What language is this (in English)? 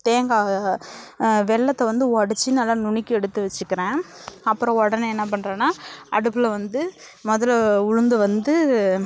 Tamil